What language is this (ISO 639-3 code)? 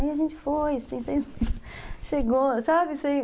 por